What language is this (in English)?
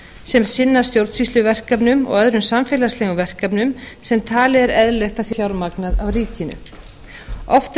Icelandic